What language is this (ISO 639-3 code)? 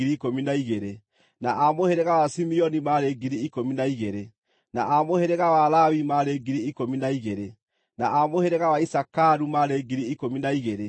kik